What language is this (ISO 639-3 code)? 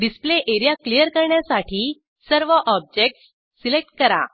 mar